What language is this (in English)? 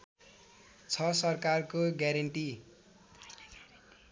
Nepali